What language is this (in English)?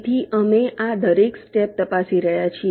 Gujarati